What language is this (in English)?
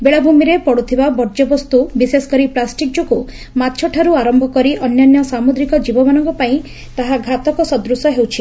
Odia